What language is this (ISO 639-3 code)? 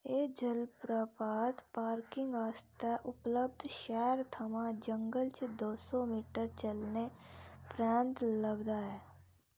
doi